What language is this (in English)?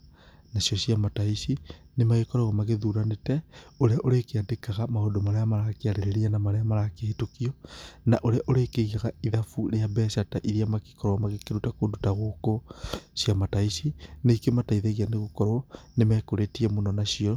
Kikuyu